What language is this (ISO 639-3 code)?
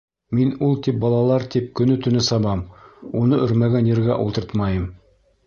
bak